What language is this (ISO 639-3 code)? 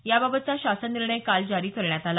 mar